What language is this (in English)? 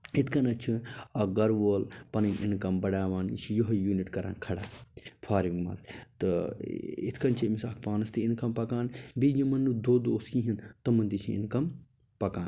Kashmiri